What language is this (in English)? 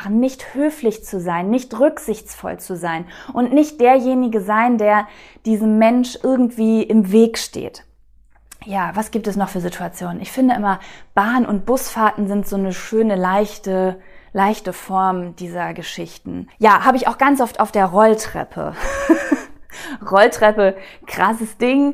German